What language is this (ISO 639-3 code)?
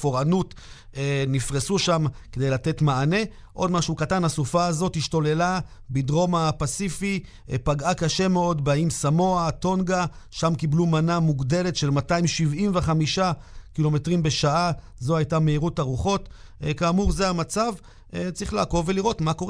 heb